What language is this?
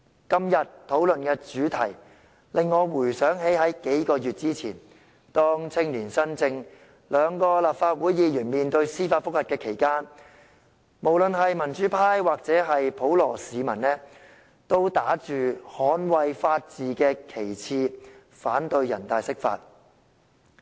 Cantonese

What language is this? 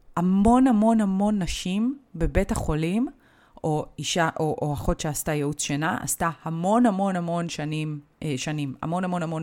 Hebrew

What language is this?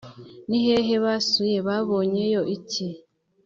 Kinyarwanda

